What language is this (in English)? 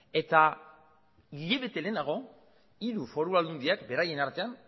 Basque